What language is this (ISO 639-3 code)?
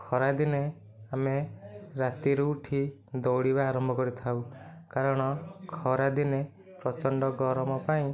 ori